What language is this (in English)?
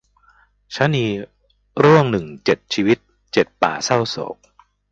Thai